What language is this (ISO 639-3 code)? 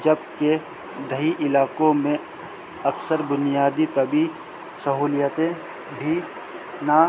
urd